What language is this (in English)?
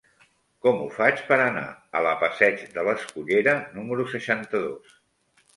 Catalan